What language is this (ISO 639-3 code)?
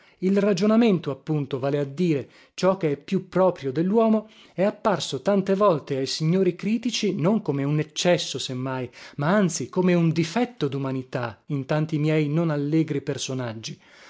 ita